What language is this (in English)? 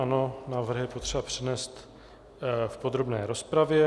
Czech